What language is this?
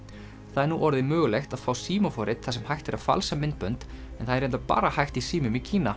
Icelandic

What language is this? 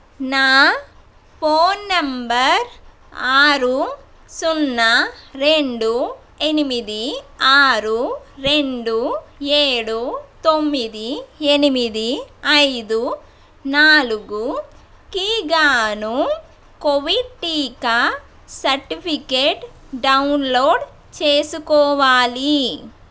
Telugu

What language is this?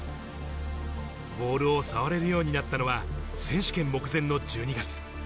Japanese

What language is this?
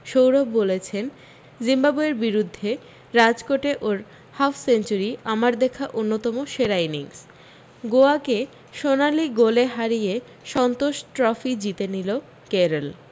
Bangla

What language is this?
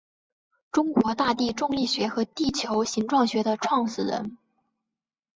Chinese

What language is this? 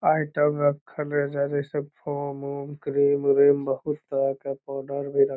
Magahi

